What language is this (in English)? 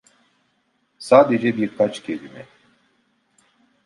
Turkish